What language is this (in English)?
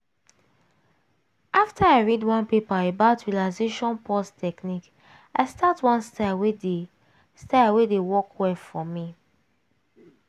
Nigerian Pidgin